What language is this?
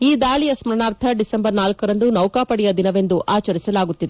Kannada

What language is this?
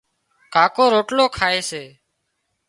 Wadiyara Koli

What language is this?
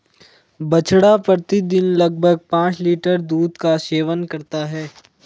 Hindi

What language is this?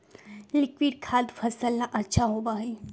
Magahi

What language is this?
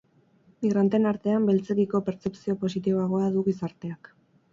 Basque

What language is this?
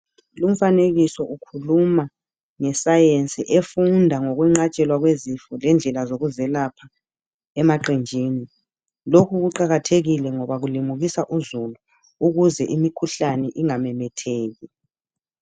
North Ndebele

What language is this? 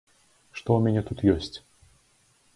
Belarusian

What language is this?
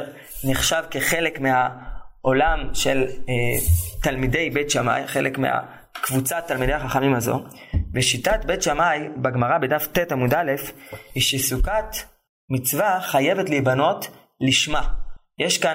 Hebrew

